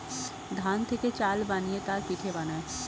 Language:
Bangla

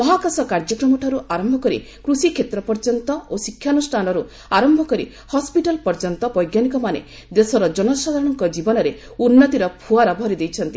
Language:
Odia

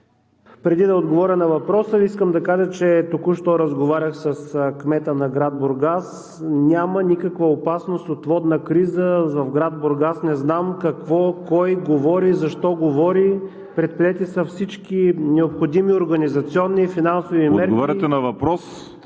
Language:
Bulgarian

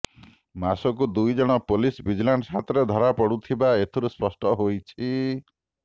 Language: Odia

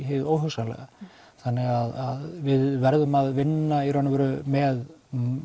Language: Icelandic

